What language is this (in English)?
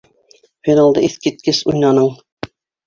Bashkir